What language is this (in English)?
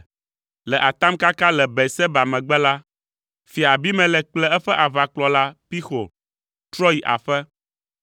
Ewe